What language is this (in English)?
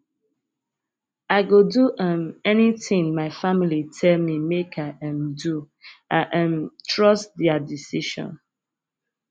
Nigerian Pidgin